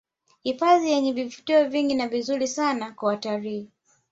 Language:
Swahili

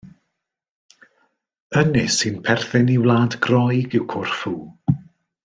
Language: Welsh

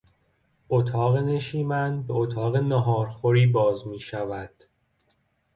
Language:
Persian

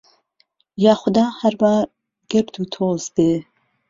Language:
Central Kurdish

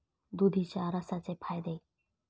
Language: Marathi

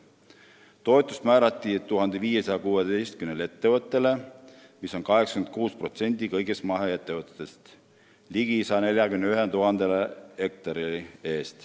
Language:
Estonian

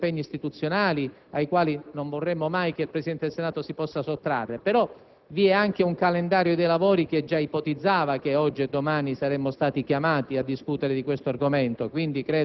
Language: Italian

